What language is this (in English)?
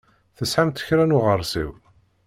Kabyle